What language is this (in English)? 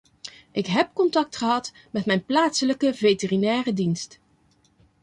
Dutch